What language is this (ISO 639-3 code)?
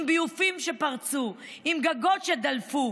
heb